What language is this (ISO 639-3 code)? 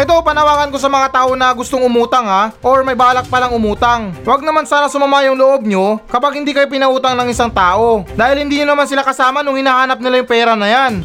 fil